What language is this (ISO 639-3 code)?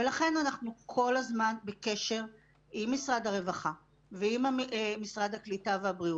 heb